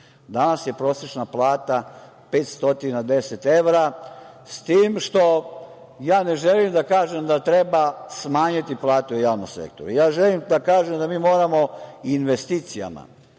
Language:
Serbian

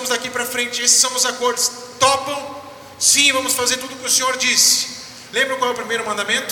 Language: Portuguese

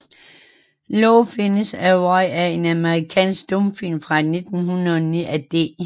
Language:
Danish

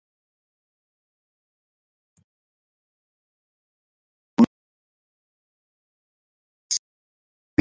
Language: Ayacucho Quechua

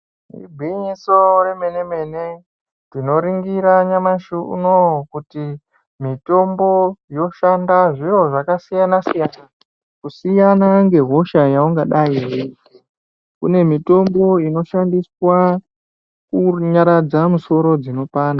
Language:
Ndau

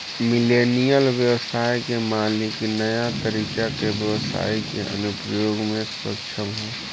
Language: Bhojpuri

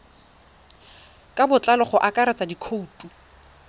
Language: Tswana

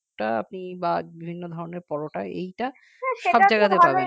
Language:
Bangla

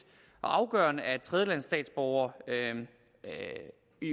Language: Danish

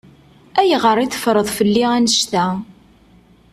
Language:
Kabyle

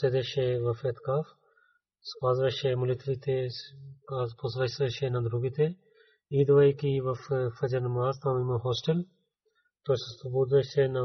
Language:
Bulgarian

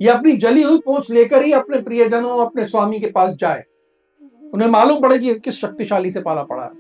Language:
Hindi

